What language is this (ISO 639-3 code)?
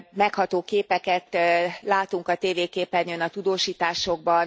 hun